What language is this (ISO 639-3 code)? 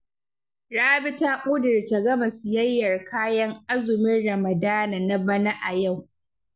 hau